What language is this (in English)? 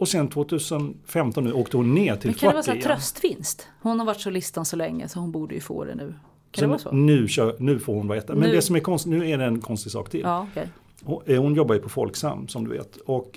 Swedish